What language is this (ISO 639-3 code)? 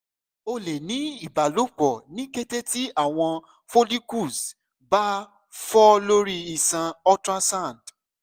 yor